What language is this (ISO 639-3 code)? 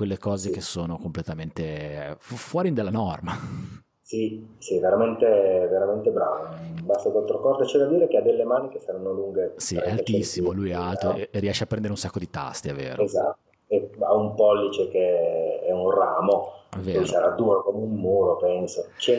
ita